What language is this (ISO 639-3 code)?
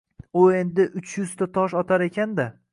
uzb